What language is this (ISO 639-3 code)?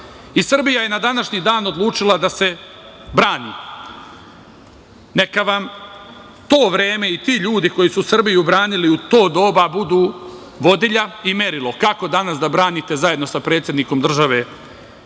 srp